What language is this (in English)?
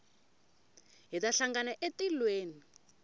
Tsonga